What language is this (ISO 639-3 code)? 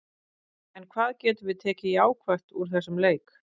isl